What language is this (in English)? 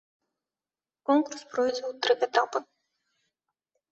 Belarusian